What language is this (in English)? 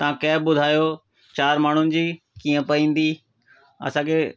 Sindhi